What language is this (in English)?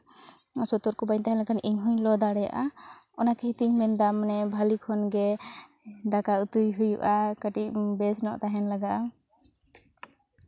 Santali